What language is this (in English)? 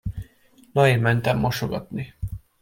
Hungarian